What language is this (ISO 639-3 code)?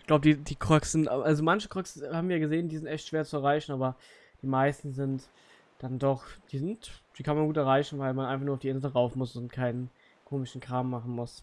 deu